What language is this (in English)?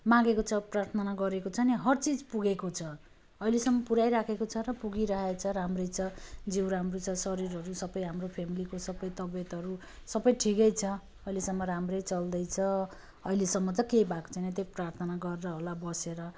Nepali